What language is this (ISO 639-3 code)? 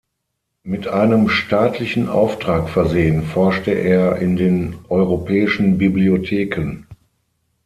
deu